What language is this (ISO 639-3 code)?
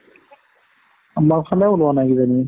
asm